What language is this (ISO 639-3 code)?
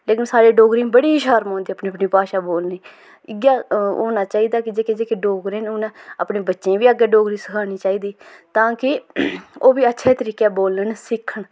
doi